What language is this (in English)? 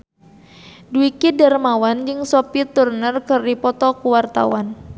Sundanese